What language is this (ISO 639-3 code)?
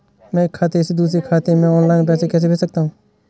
hin